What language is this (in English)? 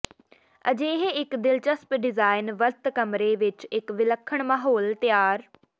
Punjabi